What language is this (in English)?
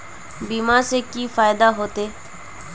Magahi